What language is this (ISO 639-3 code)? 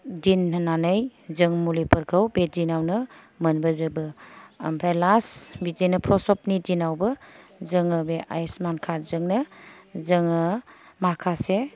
brx